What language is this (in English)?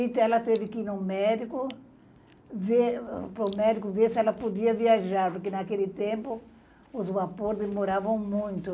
Portuguese